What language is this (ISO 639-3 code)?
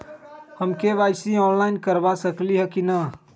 mag